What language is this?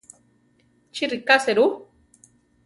Central Tarahumara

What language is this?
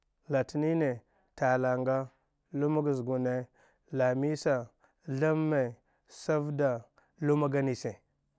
Dghwede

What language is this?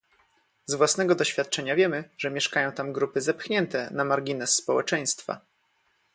Polish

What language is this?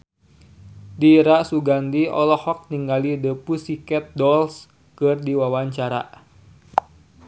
Sundanese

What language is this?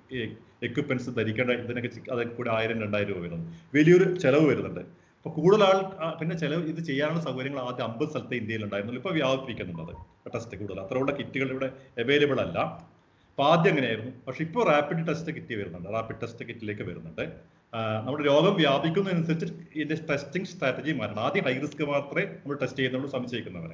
Malayalam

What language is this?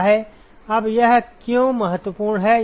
Hindi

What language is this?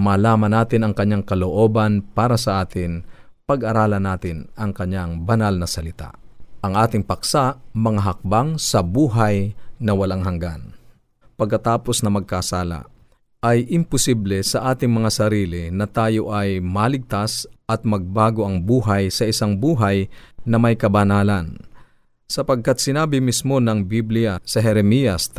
Filipino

